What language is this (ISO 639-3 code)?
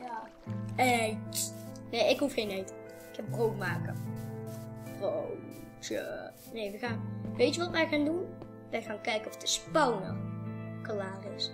nld